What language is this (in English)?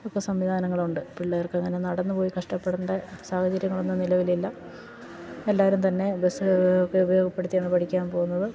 Malayalam